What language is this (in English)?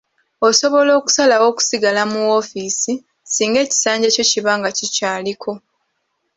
Ganda